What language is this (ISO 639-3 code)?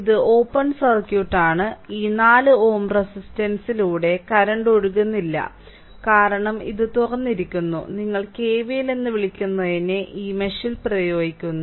mal